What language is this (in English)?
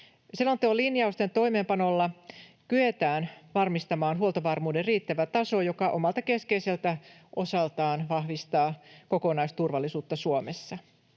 Finnish